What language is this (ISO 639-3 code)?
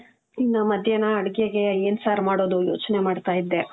kan